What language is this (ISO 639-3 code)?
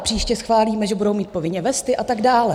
ces